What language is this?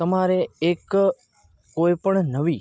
Gujarati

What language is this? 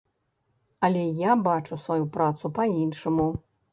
Belarusian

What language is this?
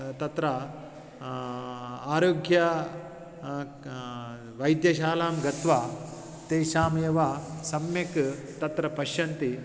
Sanskrit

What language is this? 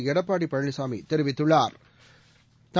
Tamil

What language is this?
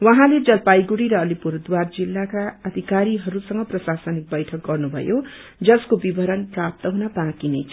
Nepali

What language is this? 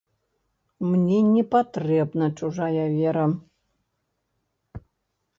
Belarusian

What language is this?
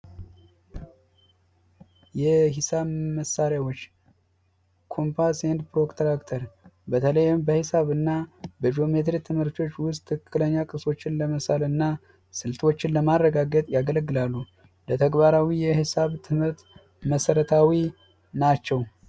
Amharic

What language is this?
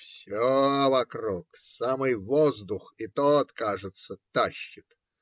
Russian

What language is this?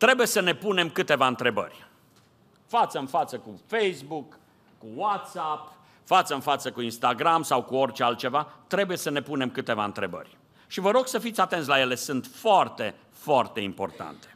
Romanian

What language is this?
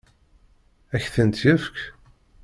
Kabyle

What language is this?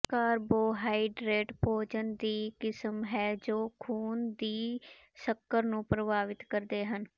Punjabi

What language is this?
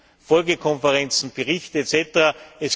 German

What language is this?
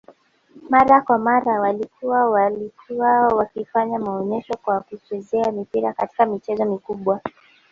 Swahili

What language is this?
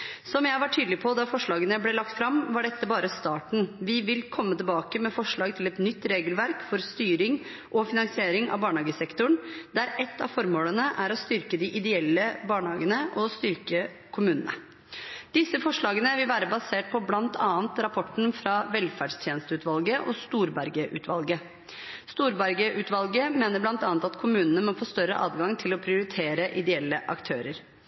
Norwegian Bokmål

